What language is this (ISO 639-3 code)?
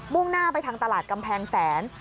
tha